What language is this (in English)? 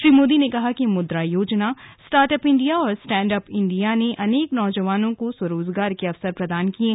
Hindi